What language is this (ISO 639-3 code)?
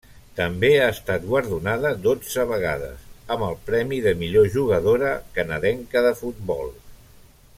cat